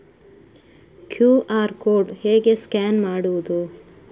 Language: Kannada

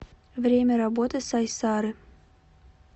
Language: Russian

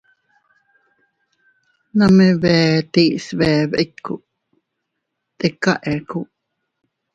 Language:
Teutila Cuicatec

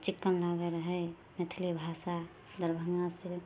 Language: Maithili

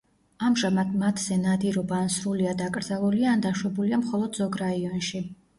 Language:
Georgian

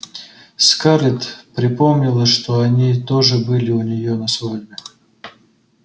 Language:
Russian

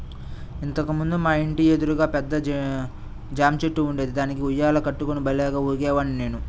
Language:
Telugu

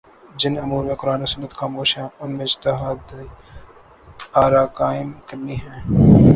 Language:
Urdu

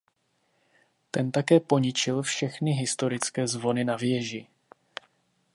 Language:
Czech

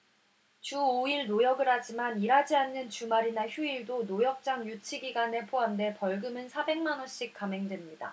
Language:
Korean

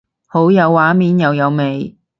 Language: Cantonese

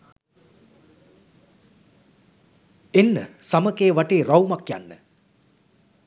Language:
Sinhala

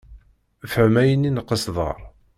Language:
Kabyle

